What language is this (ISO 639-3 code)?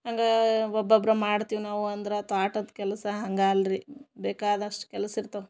kan